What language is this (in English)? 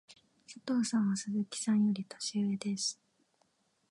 Japanese